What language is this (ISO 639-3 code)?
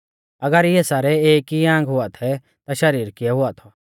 bfz